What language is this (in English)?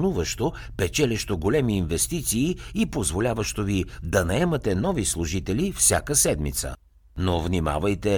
Bulgarian